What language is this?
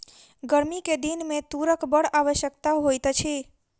Maithili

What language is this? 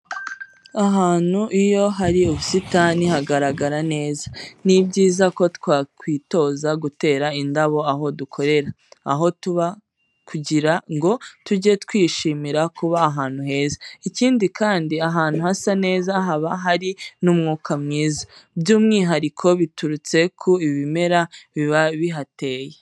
Kinyarwanda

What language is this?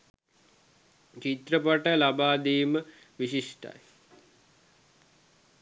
Sinhala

